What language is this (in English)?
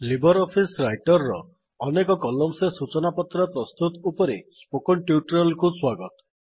Odia